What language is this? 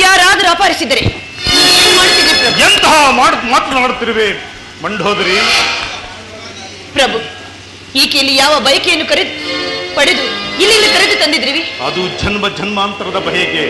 Kannada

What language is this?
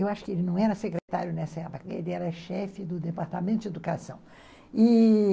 Portuguese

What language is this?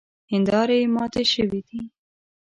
Pashto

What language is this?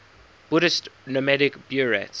English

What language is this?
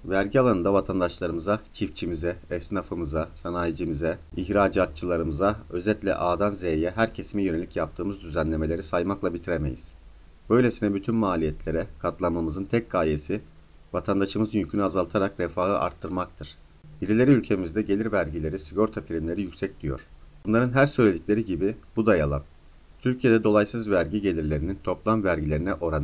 Turkish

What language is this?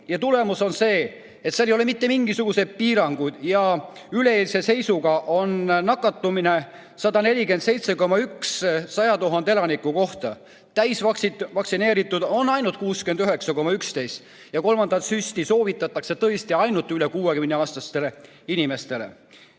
Estonian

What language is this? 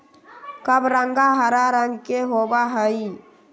Magahi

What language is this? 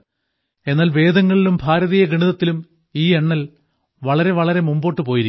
Malayalam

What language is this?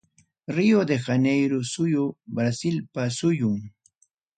Ayacucho Quechua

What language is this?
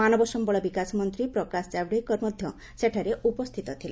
Odia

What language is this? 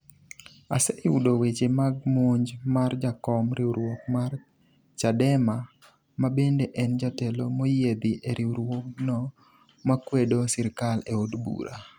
Luo (Kenya and Tanzania)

